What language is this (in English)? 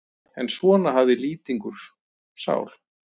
Icelandic